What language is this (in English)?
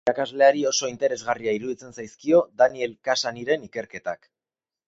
Basque